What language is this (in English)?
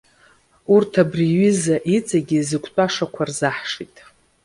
Abkhazian